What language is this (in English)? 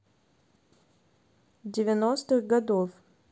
Russian